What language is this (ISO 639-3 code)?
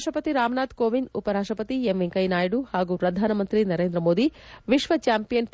kan